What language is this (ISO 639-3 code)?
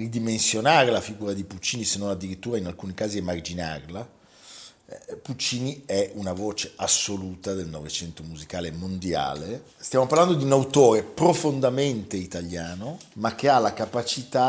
ita